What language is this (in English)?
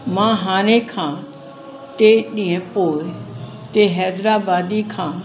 Sindhi